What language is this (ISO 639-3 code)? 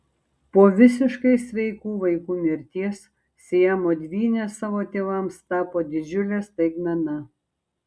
lit